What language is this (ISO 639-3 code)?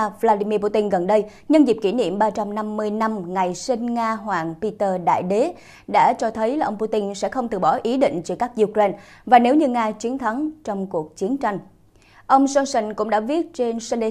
vie